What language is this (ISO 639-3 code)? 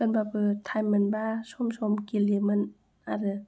brx